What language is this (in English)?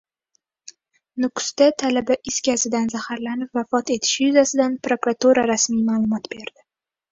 Uzbek